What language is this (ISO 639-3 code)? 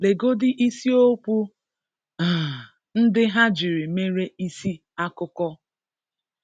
ibo